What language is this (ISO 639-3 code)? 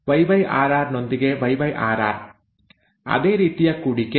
kan